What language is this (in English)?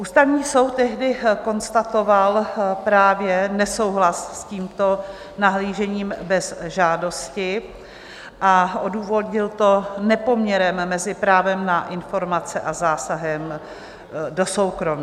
Czech